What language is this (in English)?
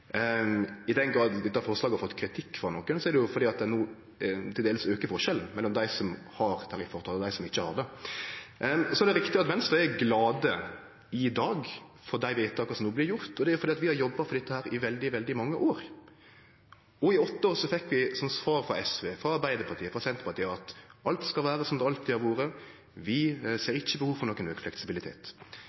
Norwegian Nynorsk